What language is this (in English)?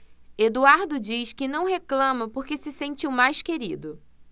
Portuguese